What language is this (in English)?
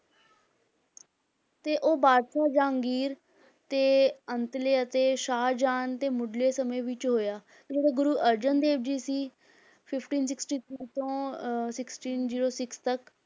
Punjabi